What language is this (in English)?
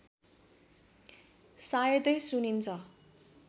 Nepali